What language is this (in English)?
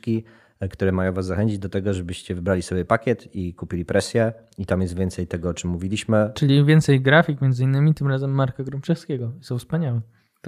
Polish